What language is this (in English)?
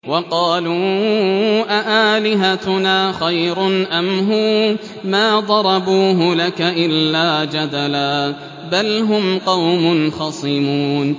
Arabic